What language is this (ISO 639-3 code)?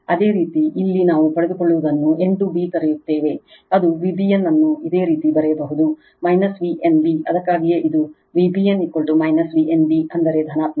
kan